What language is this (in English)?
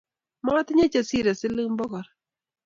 Kalenjin